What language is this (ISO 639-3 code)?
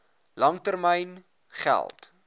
afr